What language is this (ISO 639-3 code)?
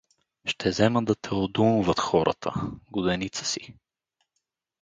bul